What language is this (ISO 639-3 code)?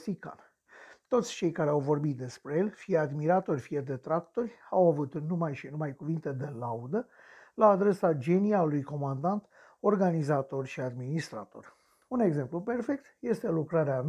ron